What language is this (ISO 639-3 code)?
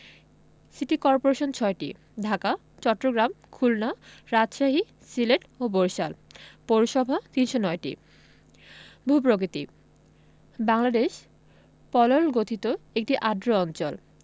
ben